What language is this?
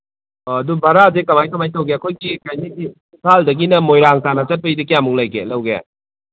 Manipuri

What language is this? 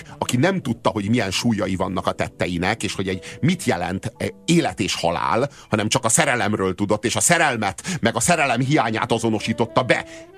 Hungarian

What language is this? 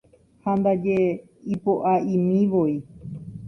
Guarani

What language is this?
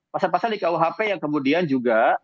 Indonesian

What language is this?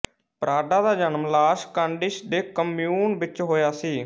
Punjabi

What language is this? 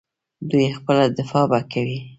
Pashto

